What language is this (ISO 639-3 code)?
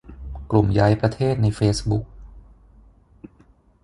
tha